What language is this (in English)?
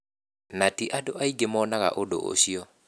Kikuyu